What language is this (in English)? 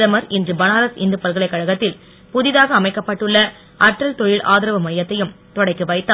Tamil